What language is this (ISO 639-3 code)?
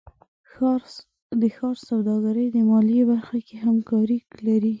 pus